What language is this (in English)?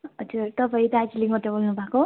Nepali